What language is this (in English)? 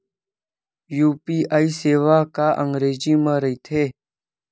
Chhattisgarhi